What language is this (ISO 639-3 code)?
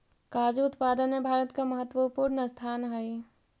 mag